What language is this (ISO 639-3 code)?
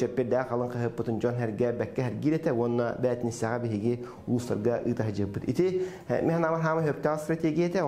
tur